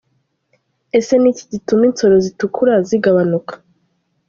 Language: Kinyarwanda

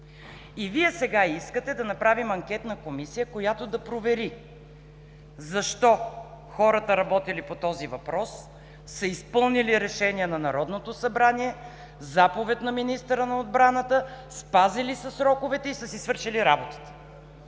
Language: Bulgarian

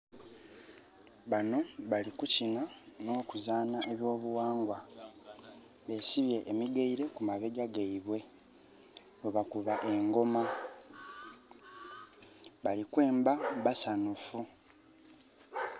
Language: Soga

